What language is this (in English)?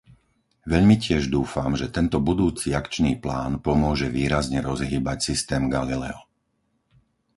Slovak